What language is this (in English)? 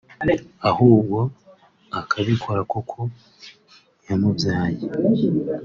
Kinyarwanda